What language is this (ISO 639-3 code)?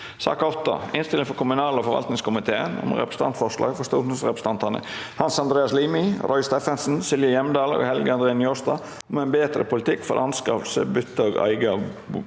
nor